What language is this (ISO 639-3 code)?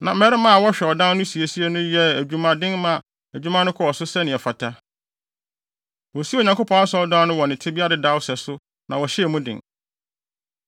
aka